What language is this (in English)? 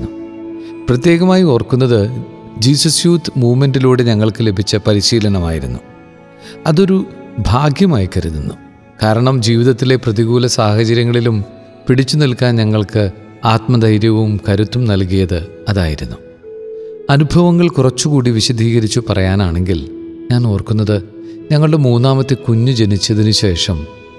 Malayalam